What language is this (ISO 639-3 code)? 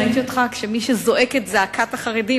heb